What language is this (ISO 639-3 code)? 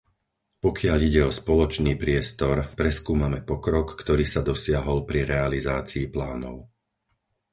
slk